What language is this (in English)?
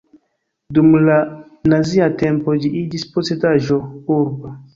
Esperanto